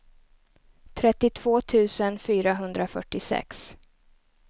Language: Swedish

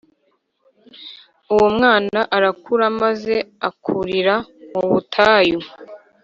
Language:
Kinyarwanda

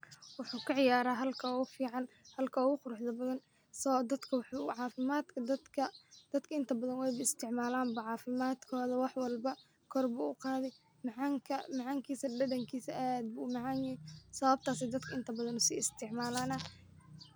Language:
Somali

